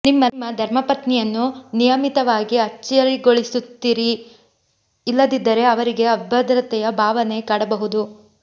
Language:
Kannada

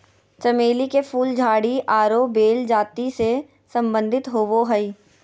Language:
Magahi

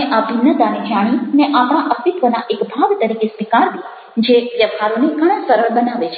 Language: Gujarati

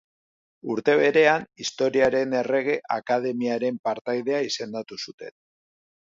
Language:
Basque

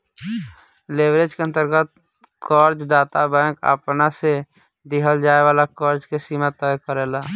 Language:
Bhojpuri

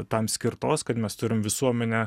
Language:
Lithuanian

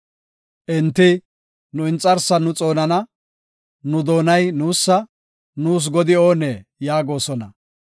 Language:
Gofa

